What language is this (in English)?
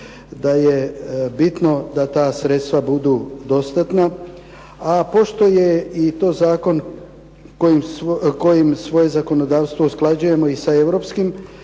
Croatian